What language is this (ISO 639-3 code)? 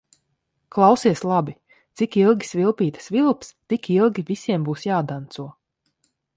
lav